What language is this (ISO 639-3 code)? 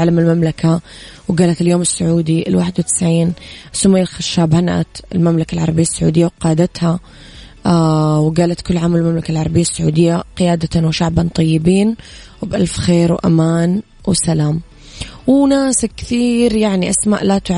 ara